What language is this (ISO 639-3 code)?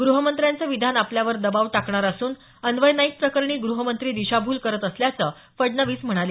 mar